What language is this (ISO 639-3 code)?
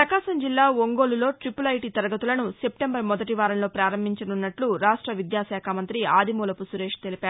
tel